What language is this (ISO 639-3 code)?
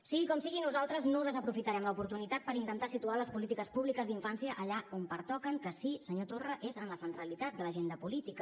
cat